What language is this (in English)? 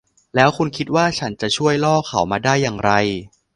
Thai